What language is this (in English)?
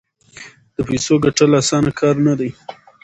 Pashto